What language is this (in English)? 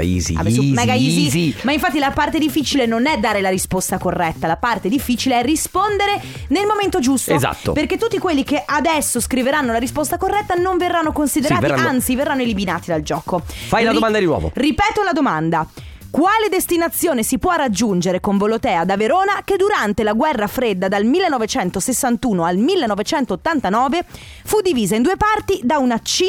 Italian